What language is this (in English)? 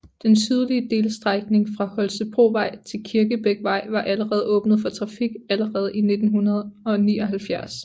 Danish